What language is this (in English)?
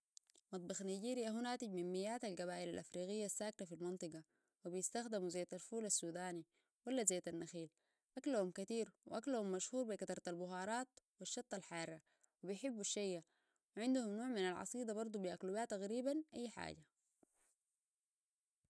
Sudanese Arabic